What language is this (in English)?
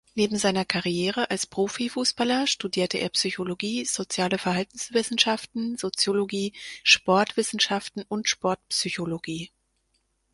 German